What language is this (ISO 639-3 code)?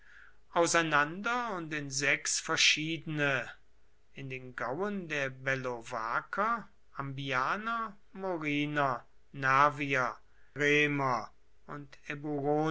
deu